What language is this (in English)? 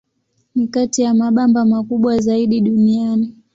Swahili